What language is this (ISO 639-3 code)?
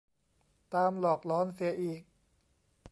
tha